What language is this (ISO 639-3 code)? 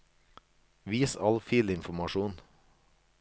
nor